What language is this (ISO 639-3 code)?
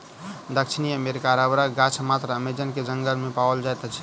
mai